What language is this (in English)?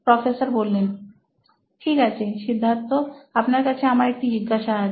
Bangla